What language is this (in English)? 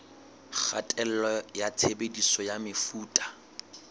Southern Sotho